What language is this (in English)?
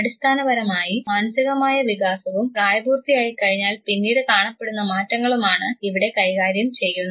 Malayalam